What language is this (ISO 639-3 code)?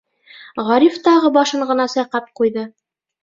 bak